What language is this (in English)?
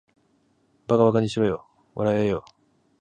Japanese